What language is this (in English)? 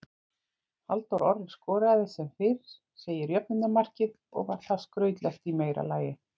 Icelandic